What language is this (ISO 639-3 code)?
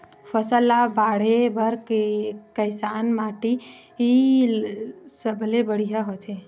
hne